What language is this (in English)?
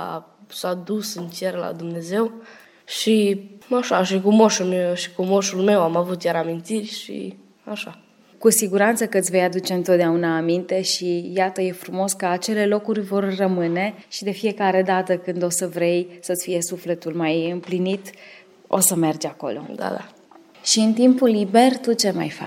Romanian